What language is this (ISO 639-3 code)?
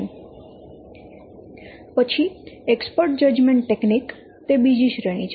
guj